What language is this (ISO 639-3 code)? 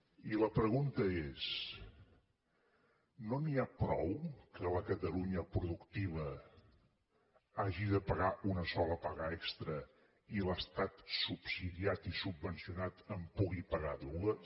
cat